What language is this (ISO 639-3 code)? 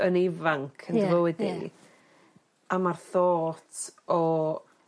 cym